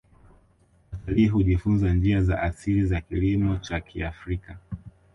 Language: Swahili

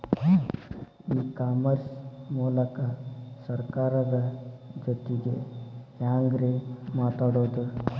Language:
Kannada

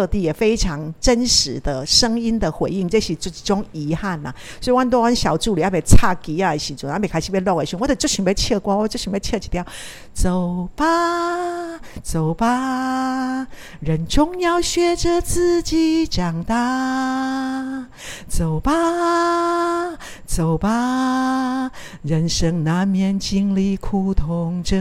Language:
Chinese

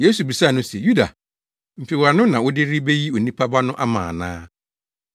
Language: Akan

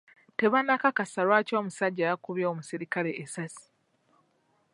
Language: Ganda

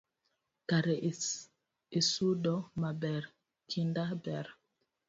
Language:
Luo (Kenya and Tanzania)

